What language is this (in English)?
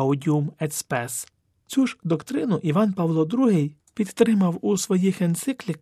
Ukrainian